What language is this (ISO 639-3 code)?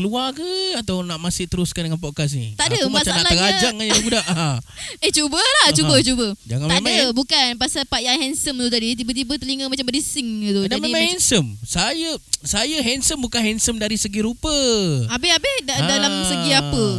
msa